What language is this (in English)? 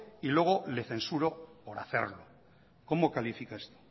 Spanish